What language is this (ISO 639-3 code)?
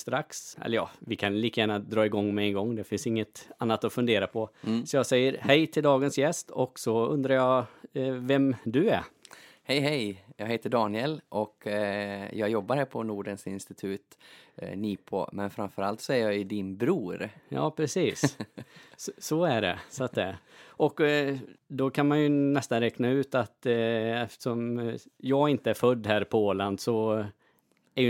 swe